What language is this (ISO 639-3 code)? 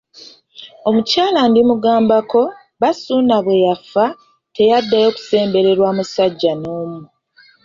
lug